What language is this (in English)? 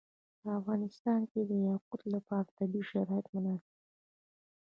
Pashto